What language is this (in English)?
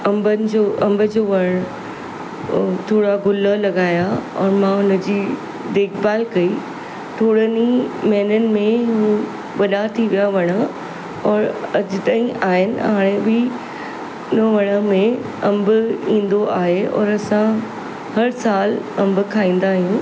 Sindhi